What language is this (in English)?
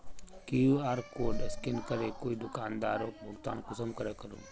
Magahi